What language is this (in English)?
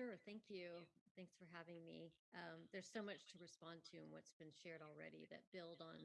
Turkish